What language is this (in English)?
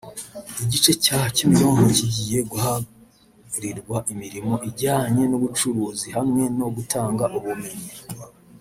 Kinyarwanda